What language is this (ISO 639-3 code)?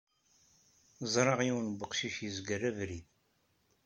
kab